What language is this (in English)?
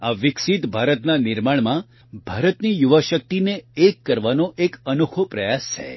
Gujarati